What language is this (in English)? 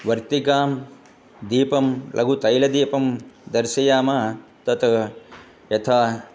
Sanskrit